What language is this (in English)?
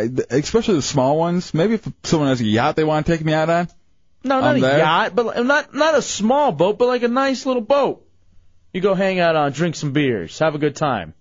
English